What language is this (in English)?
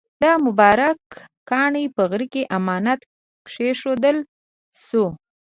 Pashto